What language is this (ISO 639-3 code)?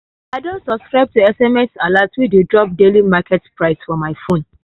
pcm